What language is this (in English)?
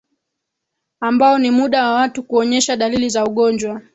Swahili